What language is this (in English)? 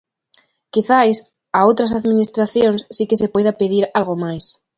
Galician